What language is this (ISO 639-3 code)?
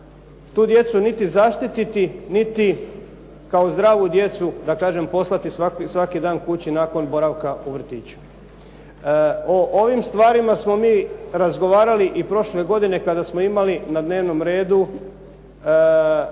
hrv